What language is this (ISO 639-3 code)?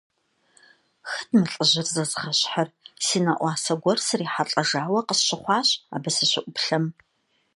kbd